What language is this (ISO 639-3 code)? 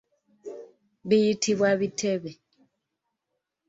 lug